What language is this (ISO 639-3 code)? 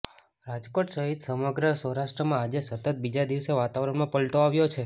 guj